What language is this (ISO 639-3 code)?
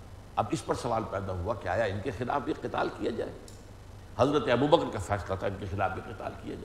urd